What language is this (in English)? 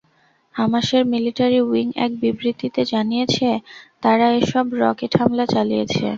Bangla